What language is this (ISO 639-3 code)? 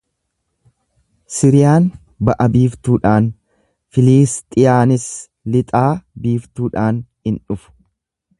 orm